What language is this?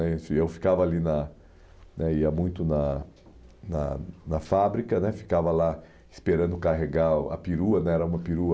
Portuguese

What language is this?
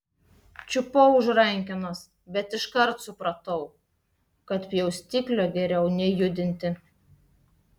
Lithuanian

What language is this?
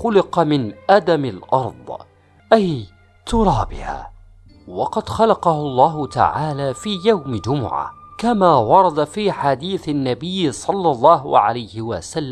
Arabic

